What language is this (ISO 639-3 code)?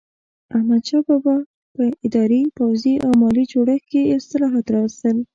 pus